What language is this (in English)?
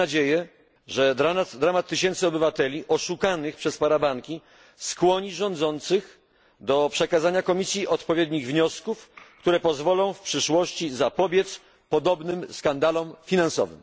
Polish